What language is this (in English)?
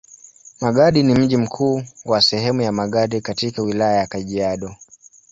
Swahili